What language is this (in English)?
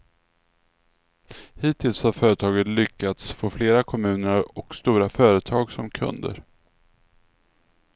Swedish